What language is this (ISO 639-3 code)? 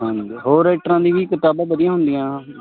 pan